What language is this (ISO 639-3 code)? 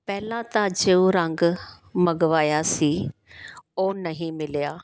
pan